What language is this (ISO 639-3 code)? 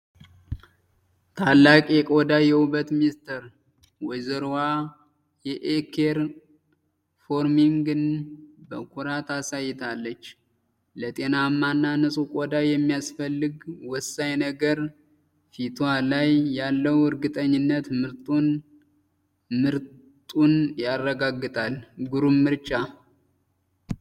amh